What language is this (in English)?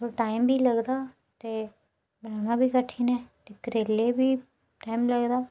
Dogri